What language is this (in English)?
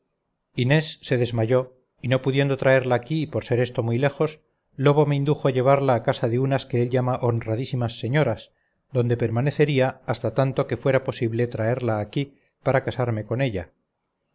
Spanish